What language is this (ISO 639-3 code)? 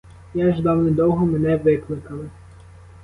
ukr